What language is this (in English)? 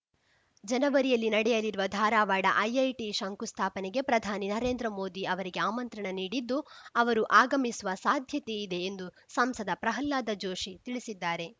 Kannada